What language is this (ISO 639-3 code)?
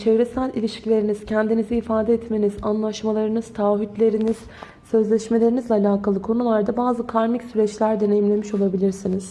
tur